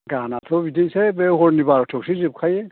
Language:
Bodo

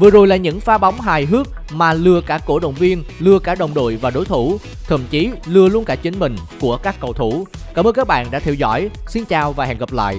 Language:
Vietnamese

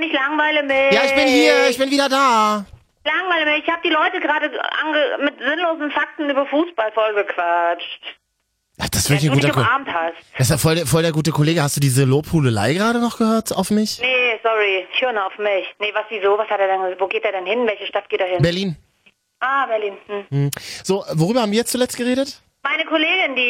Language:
German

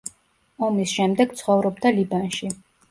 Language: Georgian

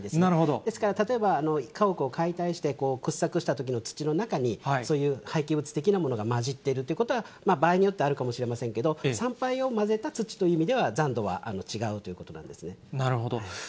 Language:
Japanese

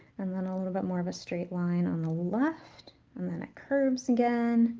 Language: English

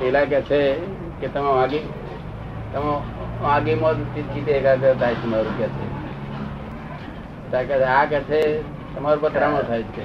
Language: Gujarati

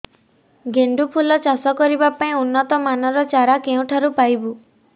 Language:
Odia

